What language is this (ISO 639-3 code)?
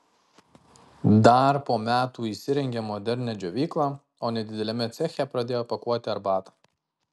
lit